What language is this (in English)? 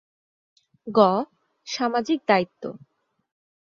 Bangla